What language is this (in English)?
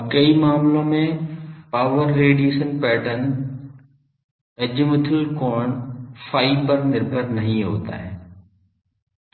Hindi